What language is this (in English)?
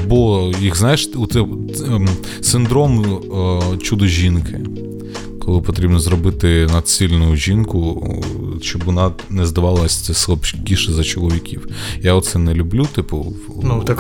Ukrainian